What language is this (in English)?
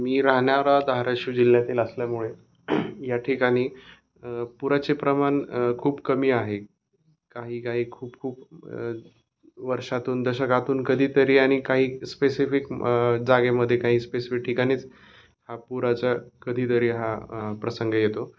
Marathi